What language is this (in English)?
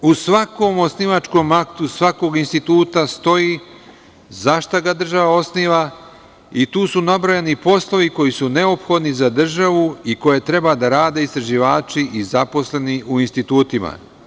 Serbian